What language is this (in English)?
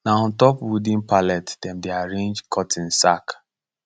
Nigerian Pidgin